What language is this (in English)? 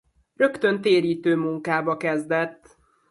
Hungarian